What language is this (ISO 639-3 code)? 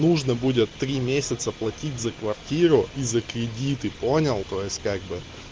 rus